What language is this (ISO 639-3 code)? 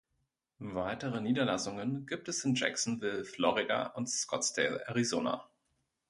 deu